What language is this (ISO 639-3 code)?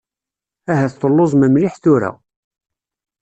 kab